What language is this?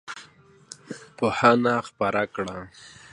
Pashto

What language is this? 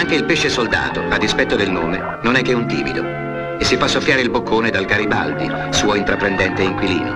Italian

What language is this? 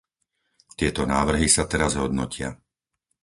Slovak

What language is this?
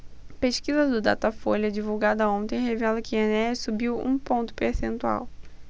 Portuguese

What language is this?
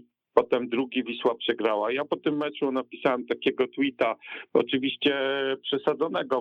Polish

